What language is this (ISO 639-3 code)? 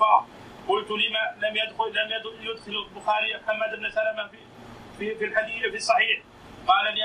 ara